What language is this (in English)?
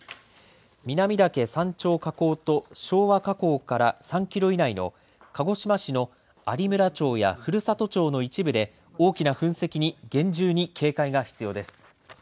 Japanese